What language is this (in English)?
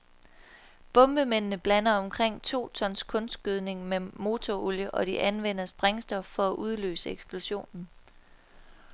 Danish